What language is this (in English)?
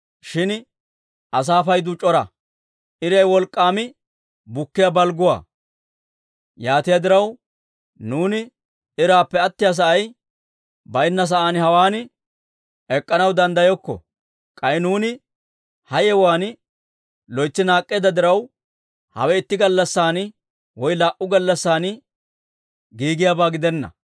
Dawro